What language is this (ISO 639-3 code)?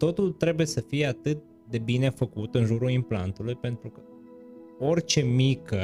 ron